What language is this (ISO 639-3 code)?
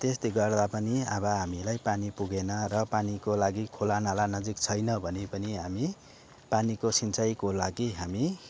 nep